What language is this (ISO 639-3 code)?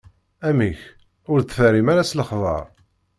kab